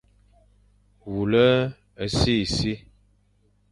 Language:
Fang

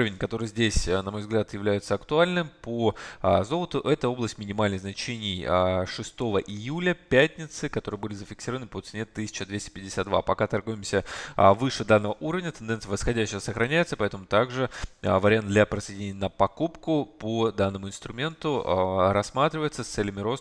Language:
Russian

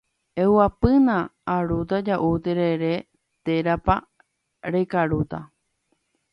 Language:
Guarani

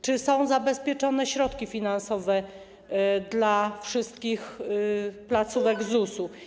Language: Polish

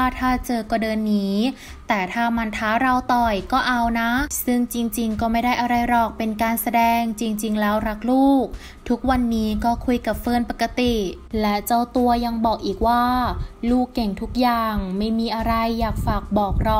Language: Thai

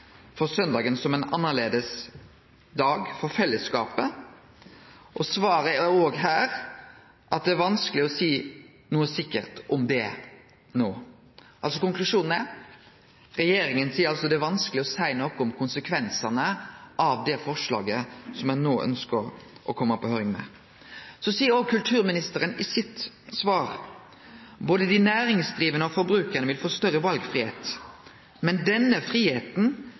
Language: Norwegian Nynorsk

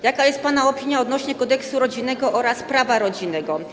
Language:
Polish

